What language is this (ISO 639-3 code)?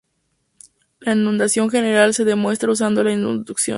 spa